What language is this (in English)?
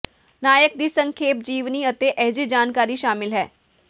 Punjabi